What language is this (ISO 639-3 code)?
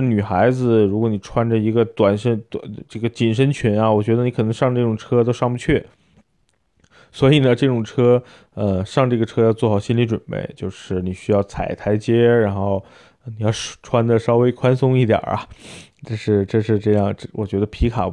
zho